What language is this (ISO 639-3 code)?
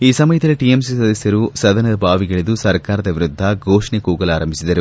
kan